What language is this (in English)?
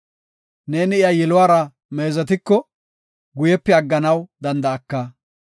Gofa